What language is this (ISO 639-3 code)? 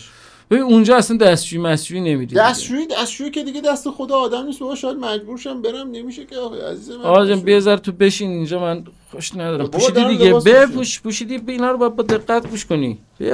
fas